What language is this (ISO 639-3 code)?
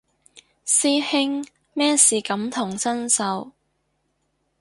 yue